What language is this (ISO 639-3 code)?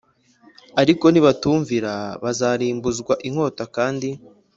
kin